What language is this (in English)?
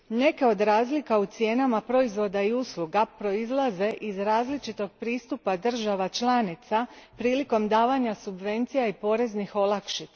Croatian